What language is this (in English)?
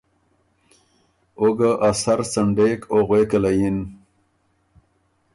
Ormuri